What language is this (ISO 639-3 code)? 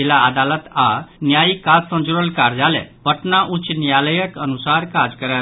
mai